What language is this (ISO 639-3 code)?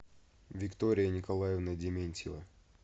rus